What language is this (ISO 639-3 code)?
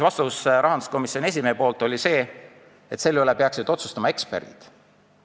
est